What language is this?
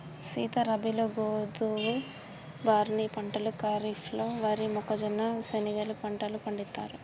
Telugu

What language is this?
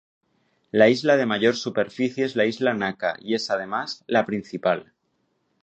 Spanish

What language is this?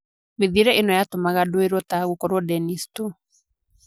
Kikuyu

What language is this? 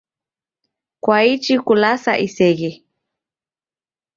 Taita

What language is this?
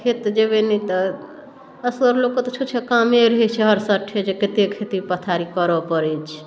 Maithili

